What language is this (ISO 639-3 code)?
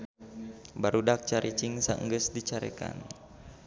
sun